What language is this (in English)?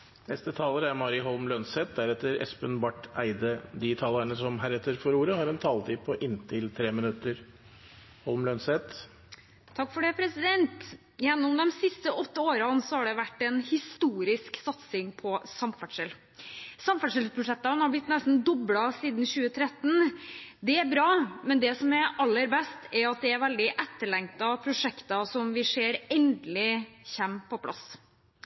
Norwegian Bokmål